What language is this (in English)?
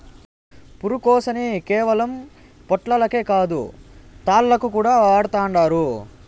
Telugu